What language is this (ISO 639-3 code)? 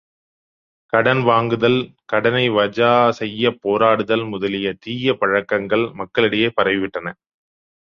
tam